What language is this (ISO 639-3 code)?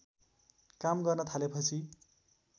nep